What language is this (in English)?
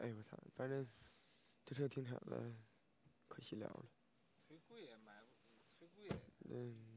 Chinese